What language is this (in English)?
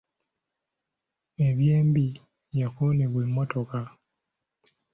Ganda